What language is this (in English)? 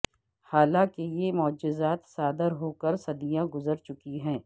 Urdu